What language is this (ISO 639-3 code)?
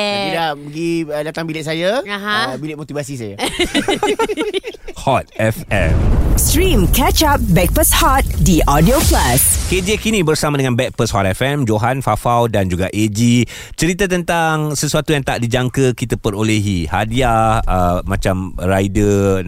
msa